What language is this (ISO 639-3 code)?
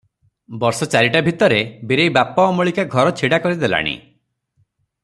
ori